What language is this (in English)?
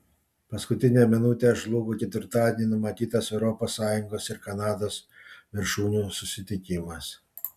Lithuanian